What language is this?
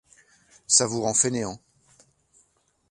French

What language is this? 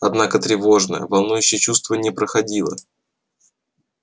Russian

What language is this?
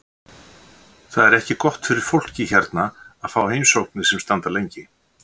Icelandic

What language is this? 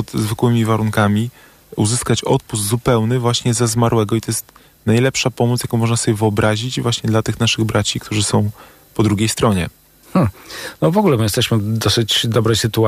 Polish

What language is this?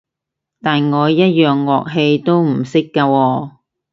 Cantonese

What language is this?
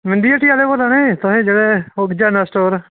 Dogri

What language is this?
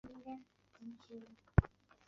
Chinese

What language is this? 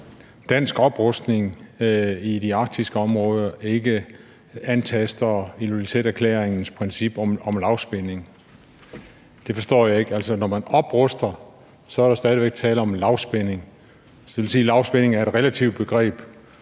Danish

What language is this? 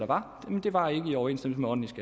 Danish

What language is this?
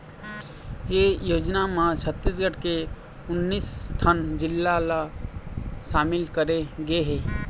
Chhattisgarhi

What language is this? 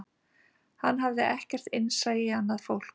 Icelandic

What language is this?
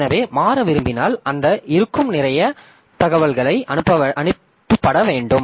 Tamil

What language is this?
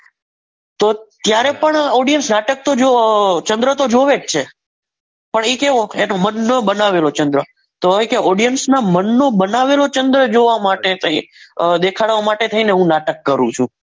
Gujarati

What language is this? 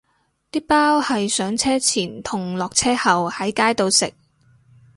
Cantonese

